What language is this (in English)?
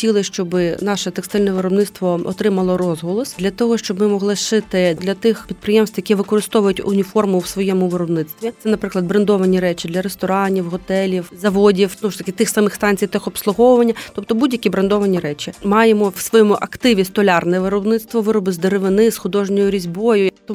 Ukrainian